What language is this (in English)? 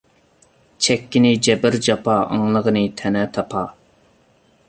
Uyghur